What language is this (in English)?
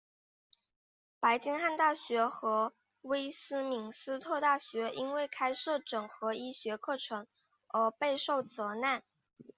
Chinese